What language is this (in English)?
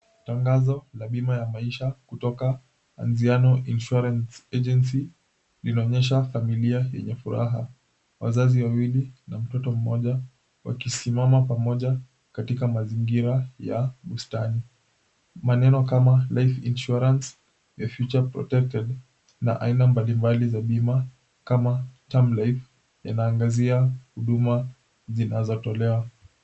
Swahili